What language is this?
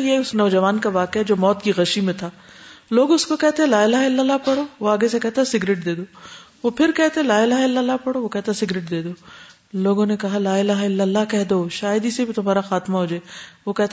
Urdu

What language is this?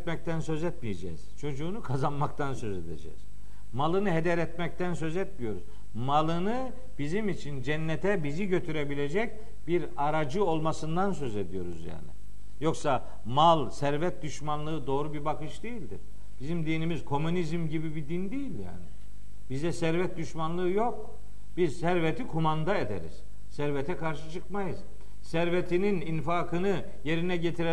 Turkish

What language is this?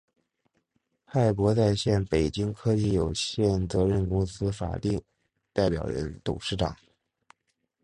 Chinese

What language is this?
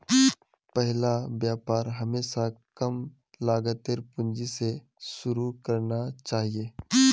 Magahi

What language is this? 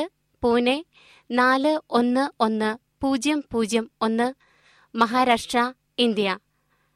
Malayalam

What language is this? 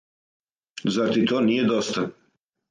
Serbian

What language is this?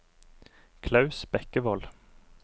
Norwegian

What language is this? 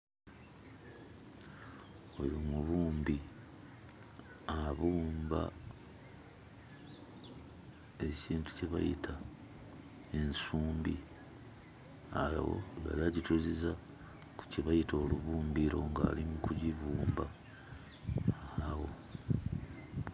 Ganda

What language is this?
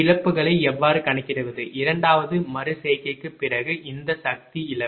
Tamil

